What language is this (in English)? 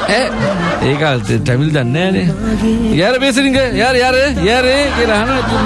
Indonesian